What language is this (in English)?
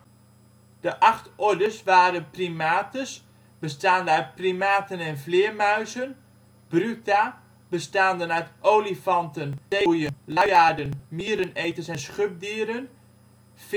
Dutch